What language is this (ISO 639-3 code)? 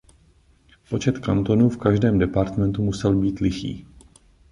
ces